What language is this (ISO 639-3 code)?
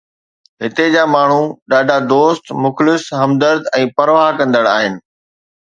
snd